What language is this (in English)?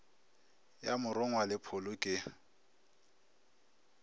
Northern Sotho